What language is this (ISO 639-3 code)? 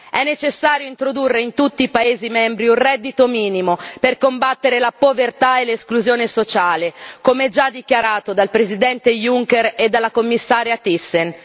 ita